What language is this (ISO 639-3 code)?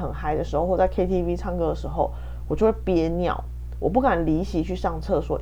zho